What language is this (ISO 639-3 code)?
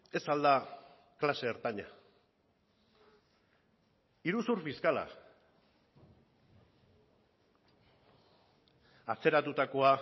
eus